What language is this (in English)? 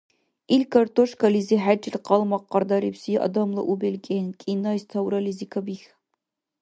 Dargwa